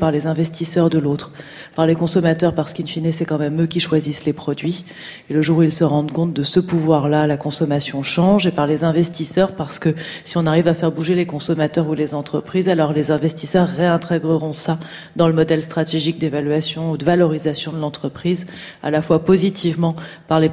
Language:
French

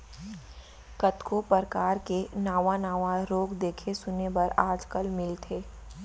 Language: Chhattisgarhi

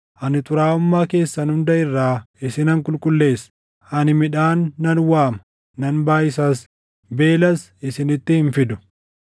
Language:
Oromo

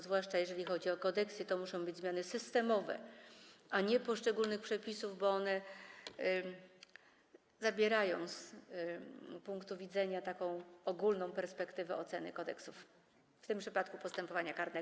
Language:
Polish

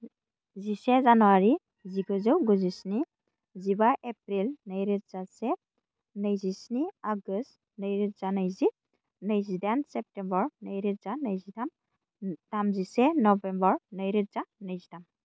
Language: Bodo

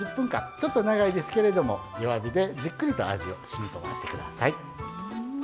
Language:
Japanese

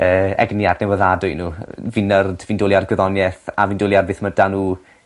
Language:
Welsh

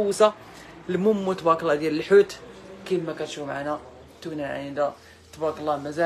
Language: Arabic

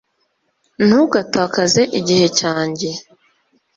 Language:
Kinyarwanda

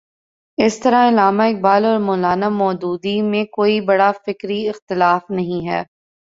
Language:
Urdu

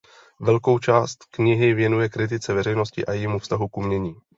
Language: Czech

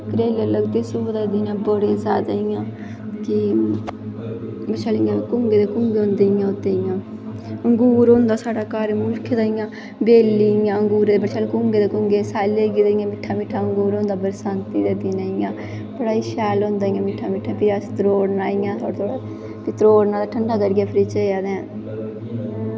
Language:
Dogri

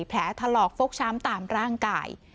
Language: Thai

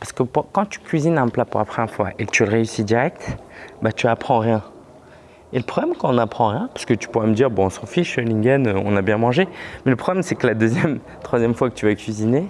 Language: French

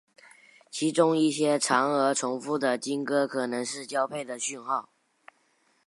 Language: Chinese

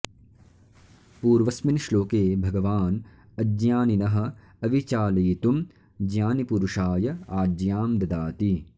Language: Sanskrit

